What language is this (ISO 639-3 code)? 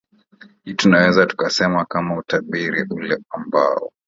swa